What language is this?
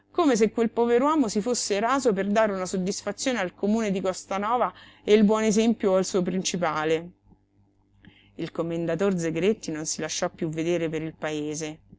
Italian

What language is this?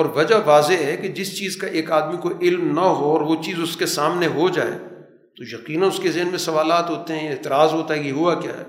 Urdu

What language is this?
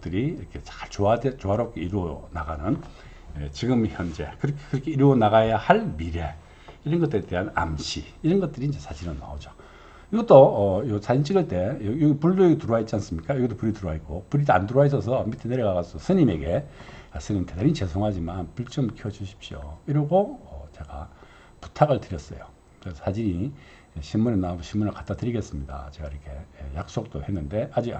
Korean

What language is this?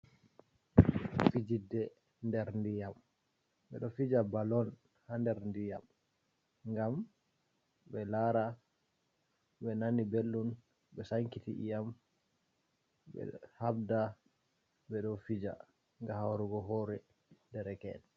Fula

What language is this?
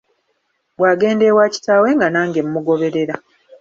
Ganda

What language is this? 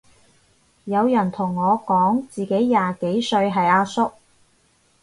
Cantonese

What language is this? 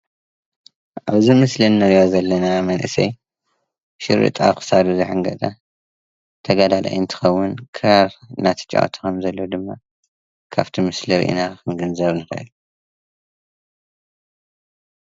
Tigrinya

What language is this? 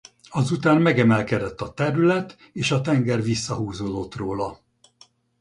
Hungarian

